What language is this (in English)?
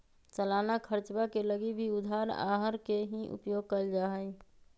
Magahi